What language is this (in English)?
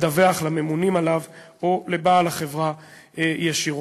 Hebrew